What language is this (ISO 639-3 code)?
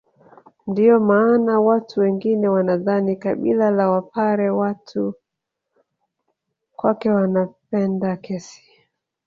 swa